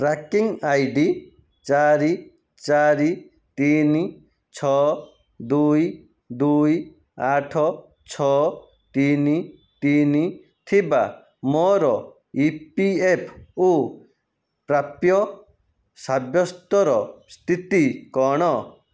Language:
Odia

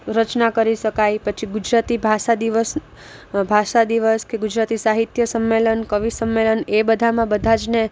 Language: Gujarati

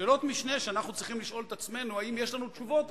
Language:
Hebrew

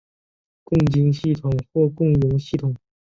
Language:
Chinese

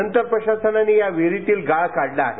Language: Marathi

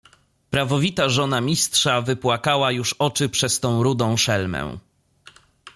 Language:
Polish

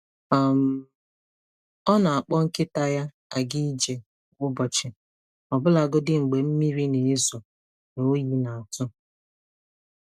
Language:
Igbo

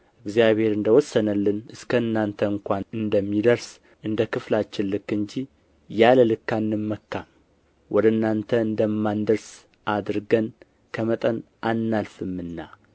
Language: Amharic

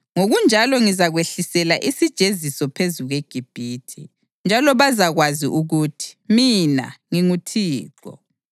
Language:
North Ndebele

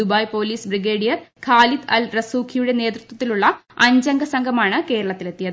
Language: Malayalam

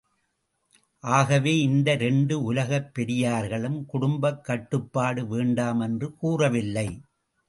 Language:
Tamil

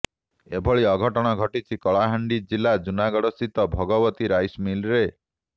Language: Odia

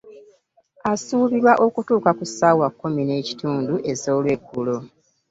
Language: Ganda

